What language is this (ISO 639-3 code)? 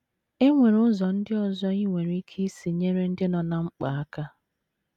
ibo